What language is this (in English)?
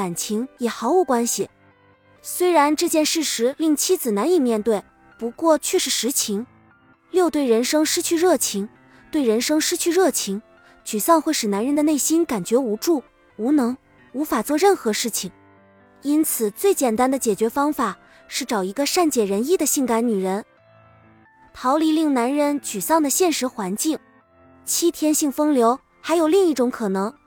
Chinese